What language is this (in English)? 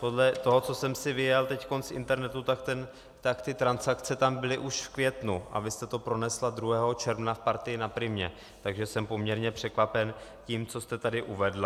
Czech